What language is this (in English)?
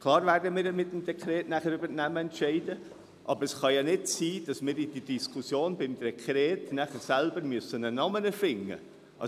Swiss German